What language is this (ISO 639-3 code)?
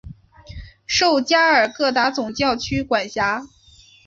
zho